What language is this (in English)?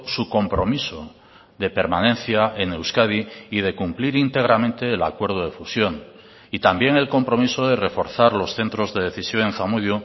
Spanish